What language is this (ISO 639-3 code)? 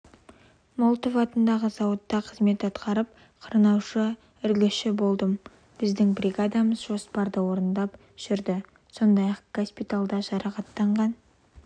kaz